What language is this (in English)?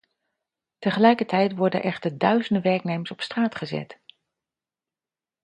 Dutch